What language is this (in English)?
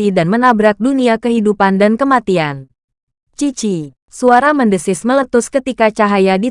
Indonesian